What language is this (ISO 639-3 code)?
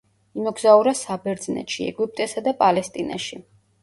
kat